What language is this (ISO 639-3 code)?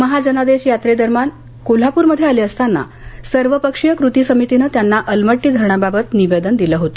mar